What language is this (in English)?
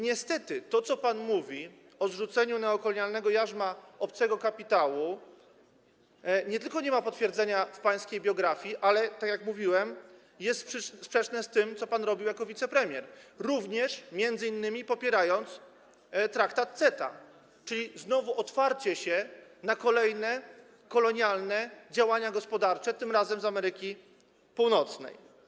Polish